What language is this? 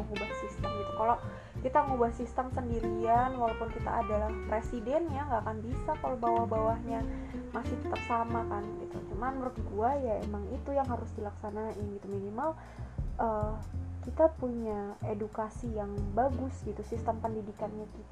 Indonesian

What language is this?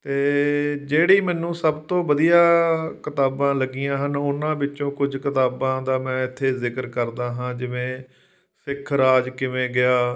Punjabi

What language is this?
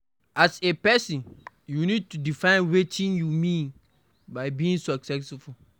Nigerian Pidgin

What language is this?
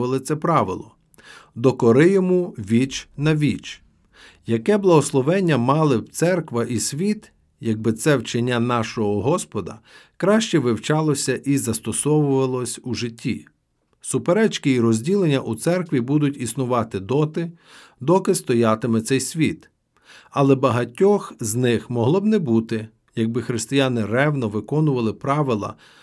Ukrainian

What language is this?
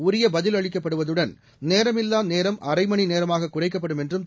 Tamil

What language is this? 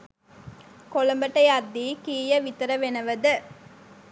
Sinhala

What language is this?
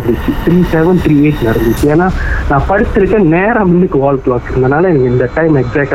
Tamil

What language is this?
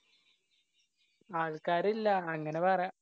Malayalam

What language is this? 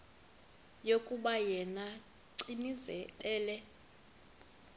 Xhosa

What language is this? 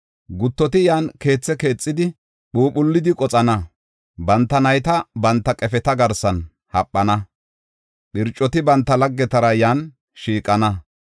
Gofa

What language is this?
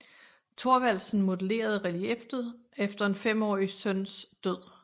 Danish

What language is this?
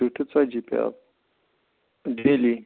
Kashmiri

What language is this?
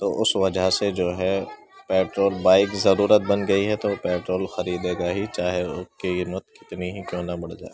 Urdu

